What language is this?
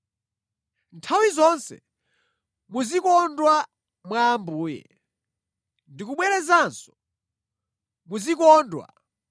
Nyanja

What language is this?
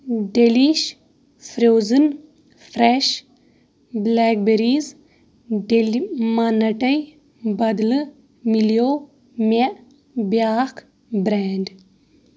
Kashmiri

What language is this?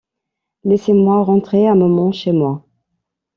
French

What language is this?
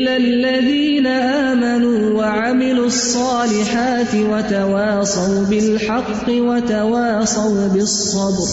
Urdu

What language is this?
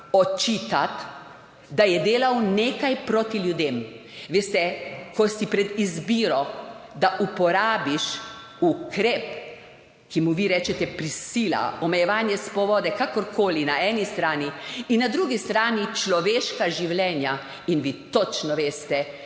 Slovenian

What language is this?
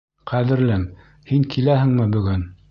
Bashkir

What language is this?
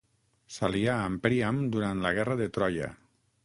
Catalan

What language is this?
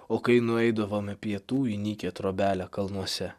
Lithuanian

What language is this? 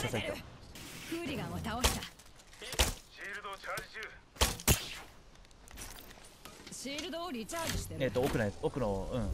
Japanese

